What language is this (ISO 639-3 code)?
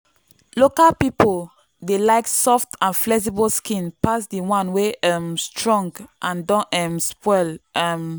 pcm